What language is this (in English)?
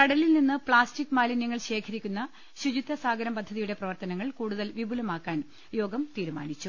Malayalam